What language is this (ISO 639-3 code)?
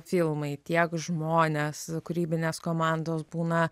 lit